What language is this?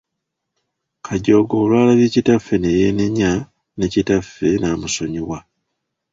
Ganda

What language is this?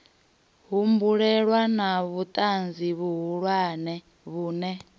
Venda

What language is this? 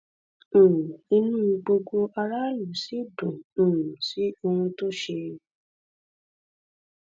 Yoruba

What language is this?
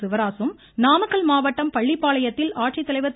Tamil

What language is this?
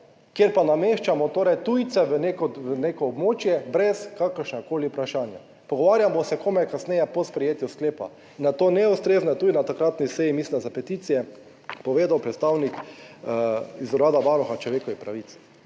Slovenian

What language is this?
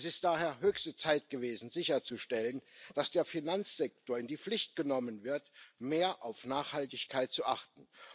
German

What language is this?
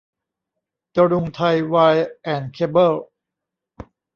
Thai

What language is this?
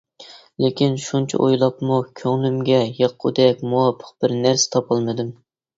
Uyghur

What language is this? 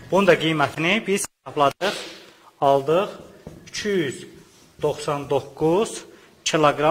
Turkish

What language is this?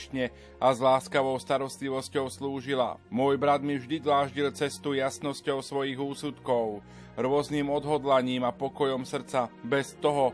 Slovak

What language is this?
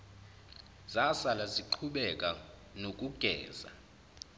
Zulu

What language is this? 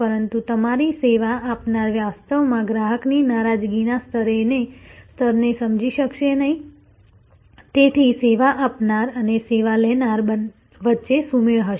Gujarati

